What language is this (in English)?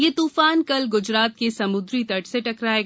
Hindi